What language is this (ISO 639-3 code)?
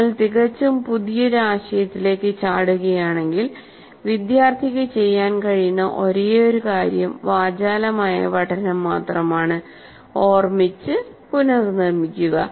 mal